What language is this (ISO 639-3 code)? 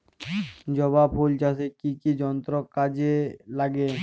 ben